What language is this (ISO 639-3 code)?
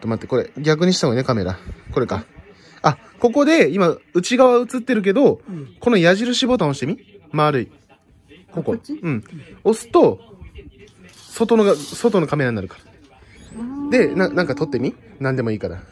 jpn